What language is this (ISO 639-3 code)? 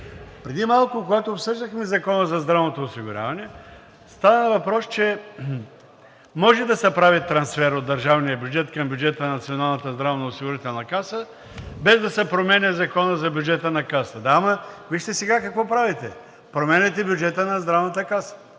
bul